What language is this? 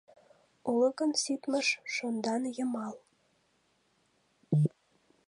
Mari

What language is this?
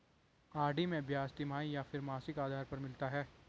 Hindi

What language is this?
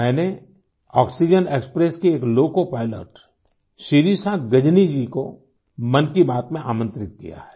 Hindi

